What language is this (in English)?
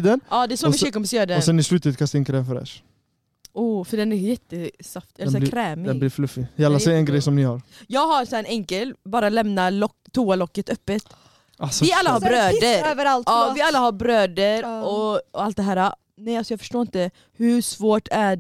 Swedish